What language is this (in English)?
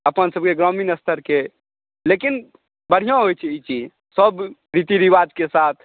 Maithili